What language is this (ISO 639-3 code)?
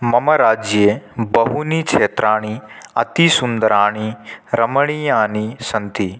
san